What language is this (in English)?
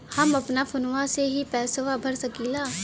Bhojpuri